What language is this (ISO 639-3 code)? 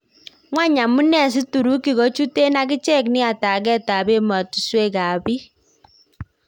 kln